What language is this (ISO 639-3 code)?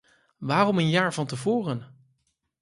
nld